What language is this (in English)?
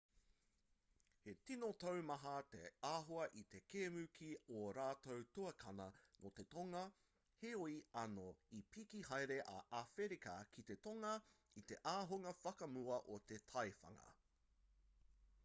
Māori